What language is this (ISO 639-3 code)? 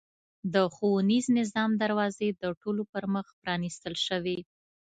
pus